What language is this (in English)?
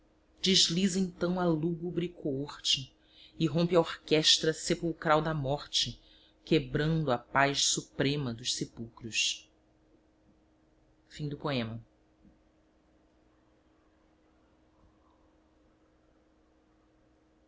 Portuguese